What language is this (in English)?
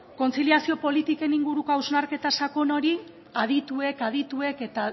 Basque